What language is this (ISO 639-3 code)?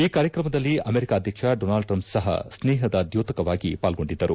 kan